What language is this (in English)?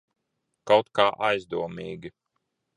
Latvian